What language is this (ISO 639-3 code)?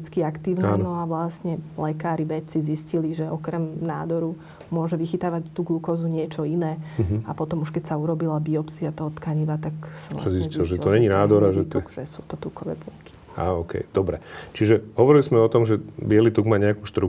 slk